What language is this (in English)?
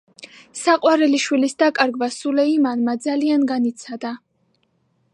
Georgian